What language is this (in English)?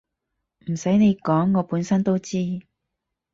Cantonese